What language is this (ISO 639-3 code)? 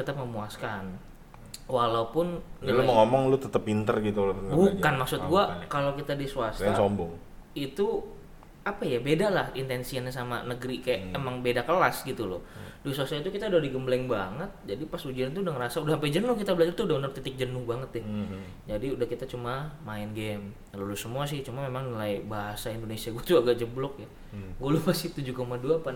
ind